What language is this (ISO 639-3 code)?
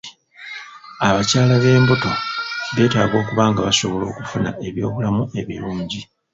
lug